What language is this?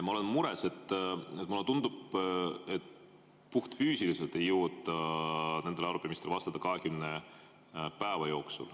Estonian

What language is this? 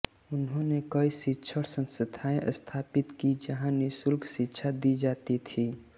Hindi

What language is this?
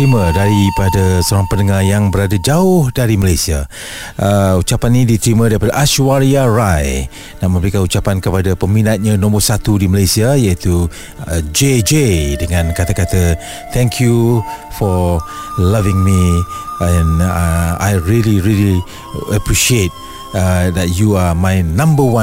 Malay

